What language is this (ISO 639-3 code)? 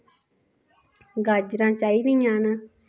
doi